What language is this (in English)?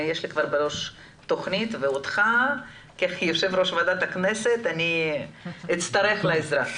Hebrew